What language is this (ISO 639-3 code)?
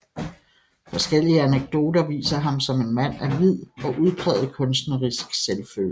dan